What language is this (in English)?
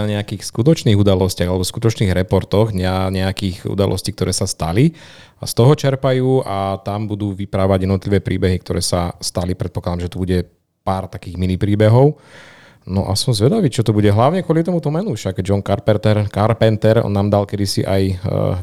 Slovak